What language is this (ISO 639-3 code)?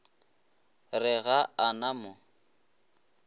nso